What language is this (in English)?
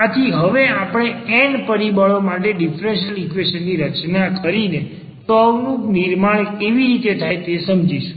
Gujarati